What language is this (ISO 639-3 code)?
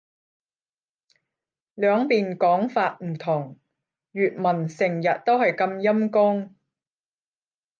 yue